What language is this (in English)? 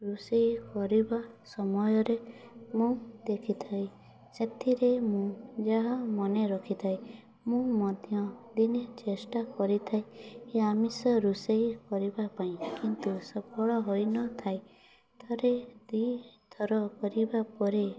Odia